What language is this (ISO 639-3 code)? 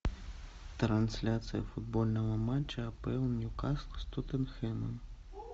rus